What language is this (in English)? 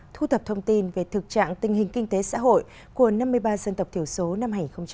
Vietnamese